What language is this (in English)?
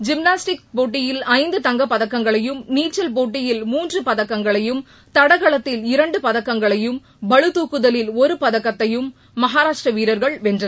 Tamil